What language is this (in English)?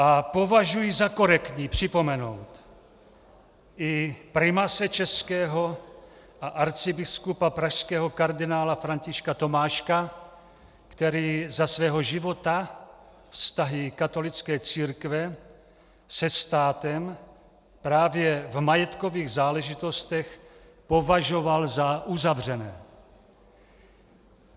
Czech